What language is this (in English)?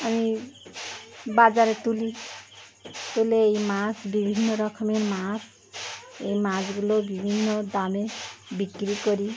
Bangla